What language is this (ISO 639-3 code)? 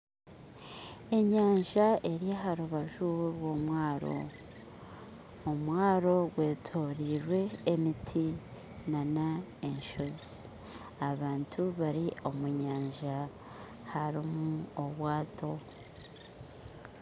nyn